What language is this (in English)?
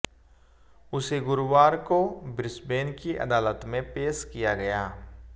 Hindi